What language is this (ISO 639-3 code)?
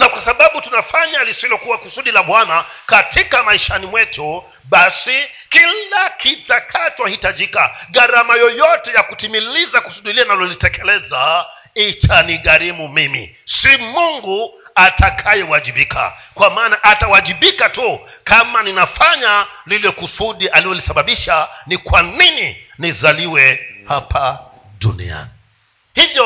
swa